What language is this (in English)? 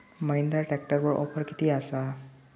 Marathi